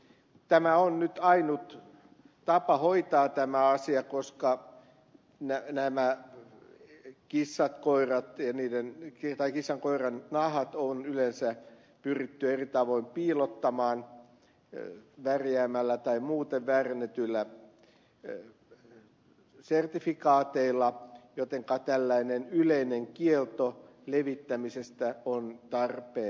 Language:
Finnish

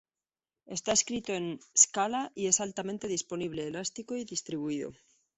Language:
Spanish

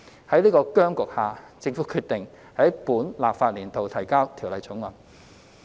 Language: Cantonese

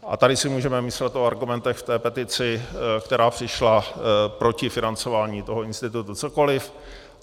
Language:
Czech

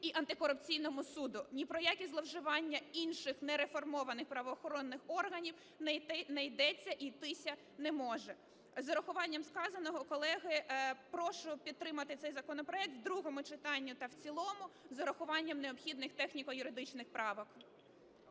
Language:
Ukrainian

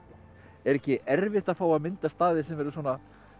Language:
Icelandic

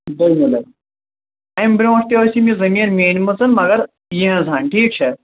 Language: Kashmiri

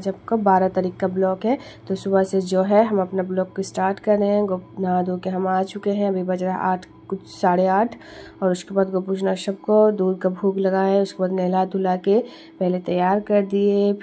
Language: Hindi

